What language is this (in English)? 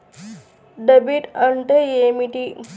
Telugu